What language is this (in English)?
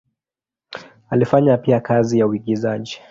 Swahili